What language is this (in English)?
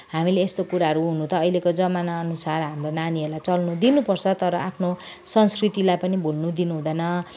Nepali